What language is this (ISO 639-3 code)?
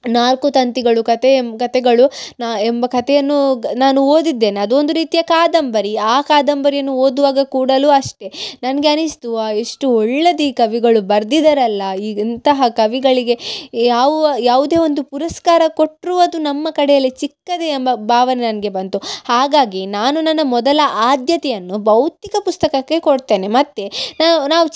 kan